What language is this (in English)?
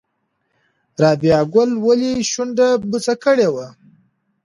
Pashto